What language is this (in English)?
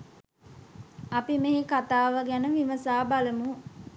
Sinhala